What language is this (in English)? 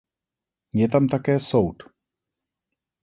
Czech